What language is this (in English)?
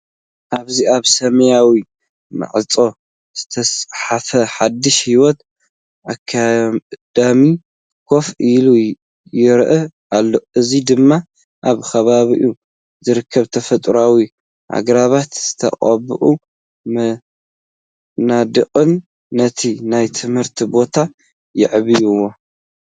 Tigrinya